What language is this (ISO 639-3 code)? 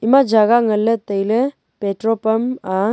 nnp